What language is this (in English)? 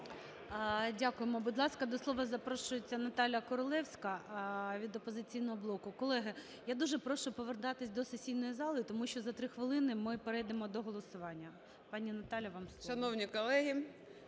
Ukrainian